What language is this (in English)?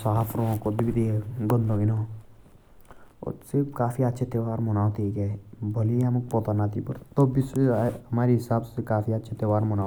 Jaunsari